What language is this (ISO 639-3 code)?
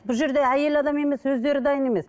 kaz